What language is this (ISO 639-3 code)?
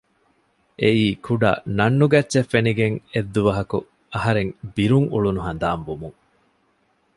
div